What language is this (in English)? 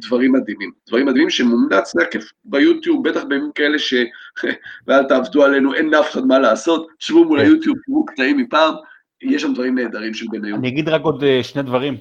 Hebrew